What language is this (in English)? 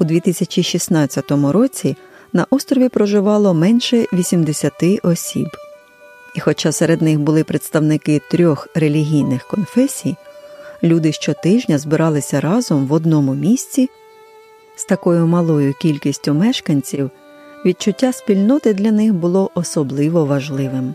Ukrainian